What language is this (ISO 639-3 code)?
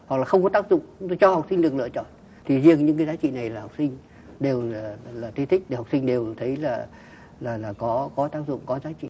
vie